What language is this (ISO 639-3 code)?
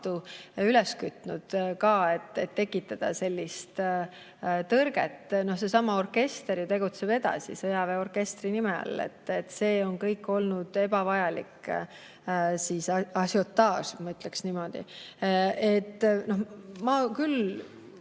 est